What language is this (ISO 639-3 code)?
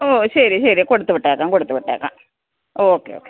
mal